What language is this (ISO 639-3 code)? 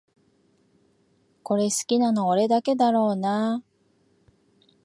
jpn